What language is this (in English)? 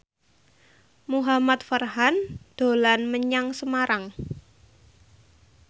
Javanese